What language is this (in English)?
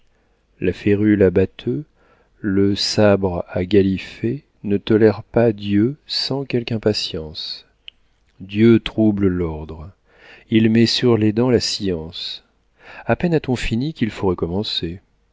French